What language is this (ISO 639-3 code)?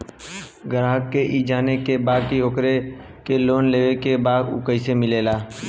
bho